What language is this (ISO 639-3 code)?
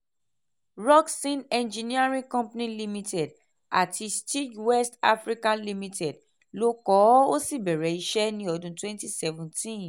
yor